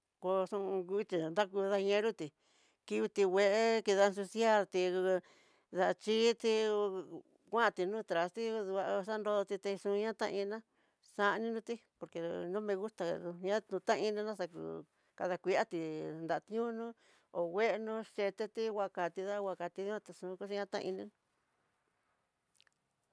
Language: Tidaá Mixtec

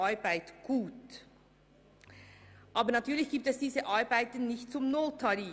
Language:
Swiss German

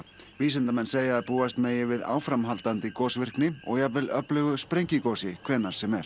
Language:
Icelandic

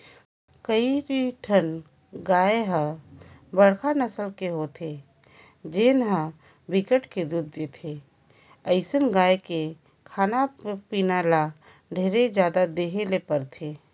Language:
Chhattisgarhi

